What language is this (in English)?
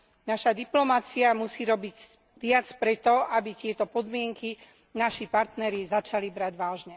Slovak